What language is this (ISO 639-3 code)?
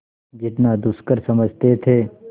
hin